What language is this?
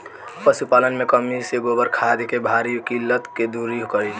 Bhojpuri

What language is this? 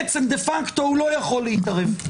Hebrew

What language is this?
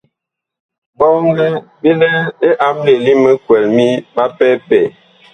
Bakoko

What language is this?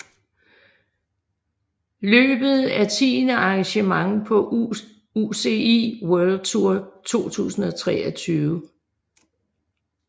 Danish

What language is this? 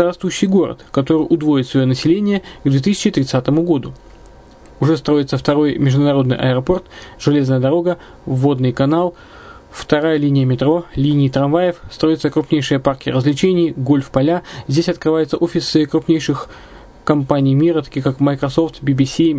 Russian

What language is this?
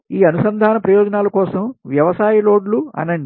Telugu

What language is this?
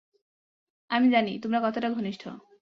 Bangla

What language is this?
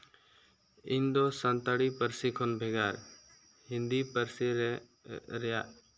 Santali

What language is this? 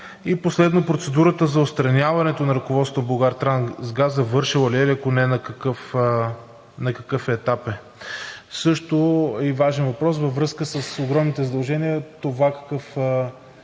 Bulgarian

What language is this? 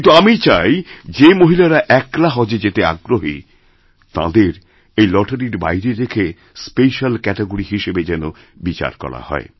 Bangla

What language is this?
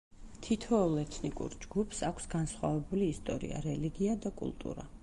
Georgian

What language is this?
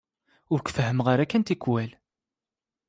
Kabyle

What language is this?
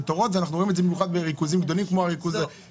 Hebrew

